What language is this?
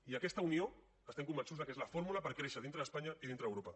Catalan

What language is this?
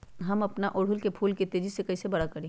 Magahi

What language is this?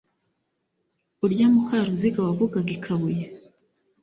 Kinyarwanda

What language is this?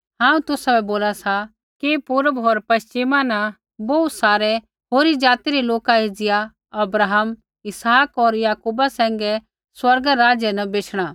Kullu Pahari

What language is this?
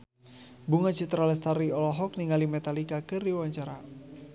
Sundanese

